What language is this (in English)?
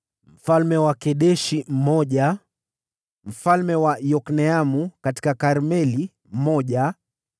Swahili